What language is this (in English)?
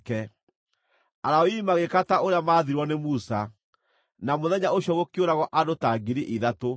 Kikuyu